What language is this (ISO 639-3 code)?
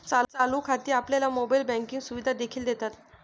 mar